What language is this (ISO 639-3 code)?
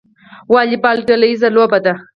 pus